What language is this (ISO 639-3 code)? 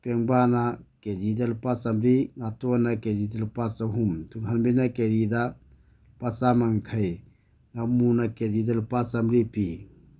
mni